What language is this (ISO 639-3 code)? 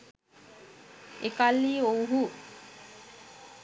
sin